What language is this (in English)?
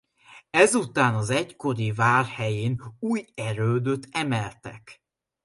Hungarian